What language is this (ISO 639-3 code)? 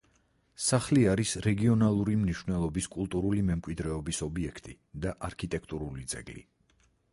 kat